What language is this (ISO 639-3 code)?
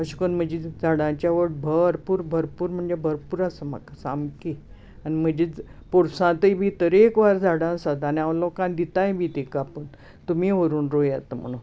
kok